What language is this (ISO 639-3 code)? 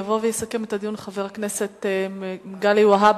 heb